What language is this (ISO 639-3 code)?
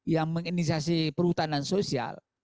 ind